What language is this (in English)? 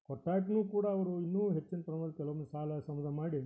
Kannada